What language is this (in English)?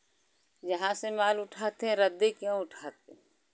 Hindi